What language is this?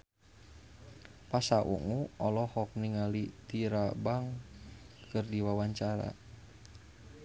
Sundanese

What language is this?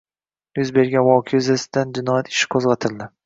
Uzbek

